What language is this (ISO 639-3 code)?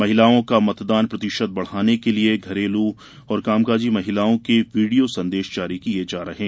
hin